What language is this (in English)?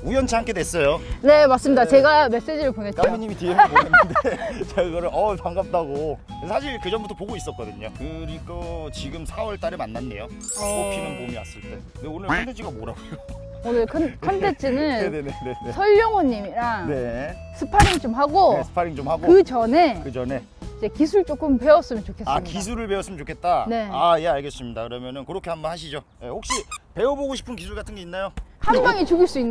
Korean